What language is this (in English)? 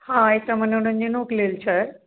Maithili